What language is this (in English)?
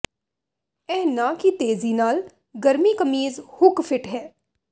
Punjabi